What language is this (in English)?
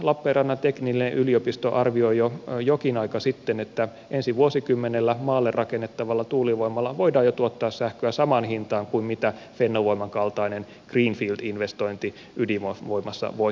Finnish